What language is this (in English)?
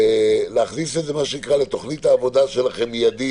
Hebrew